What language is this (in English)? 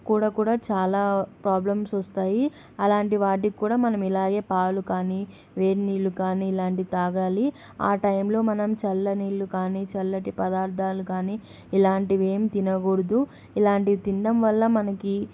Telugu